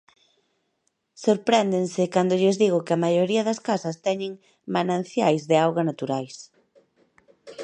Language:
Galician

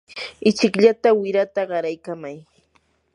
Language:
Yanahuanca Pasco Quechua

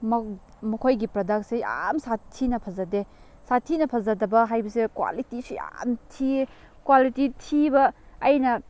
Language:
Manipuri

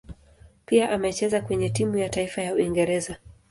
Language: Swahili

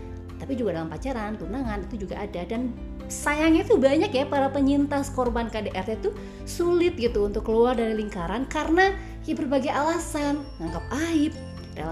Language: Indonesian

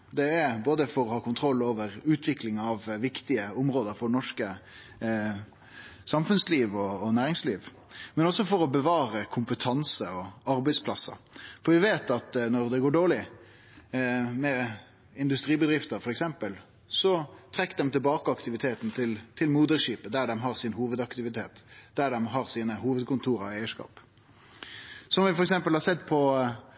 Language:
Norwegian Nynorsk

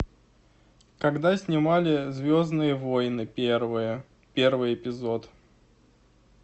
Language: Russian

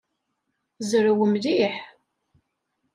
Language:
Kabyle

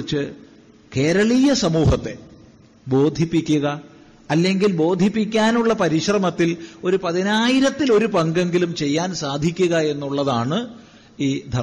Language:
Malayalam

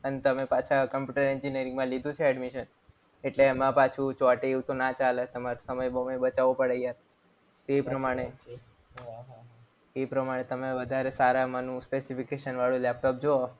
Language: Gujarati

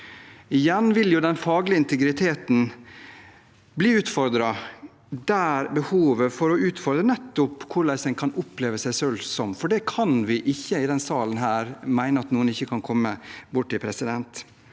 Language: Norwegian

